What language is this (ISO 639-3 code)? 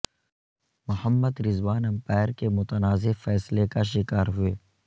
urd